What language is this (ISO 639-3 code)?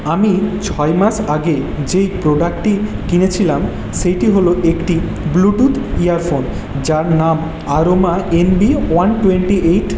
ben